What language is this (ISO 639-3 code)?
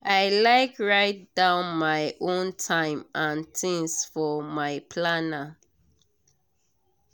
pcm